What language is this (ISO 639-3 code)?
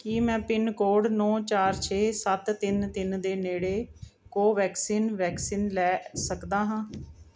pan